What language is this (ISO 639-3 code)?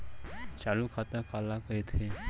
hne